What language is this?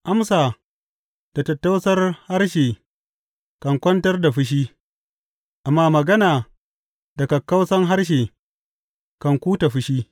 Hausa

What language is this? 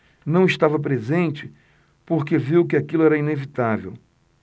Portuguese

